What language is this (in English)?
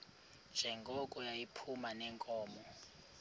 Xhosa